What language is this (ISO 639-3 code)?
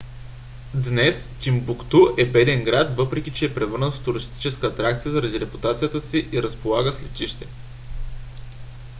bul